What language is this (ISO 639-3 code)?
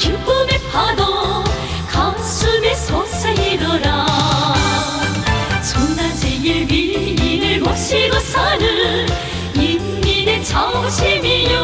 tur